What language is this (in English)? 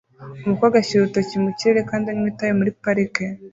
Kinyarwanda